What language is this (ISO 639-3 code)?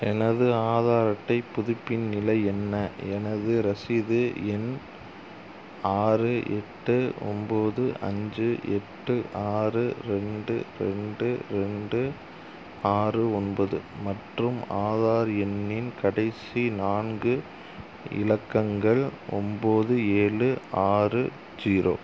tam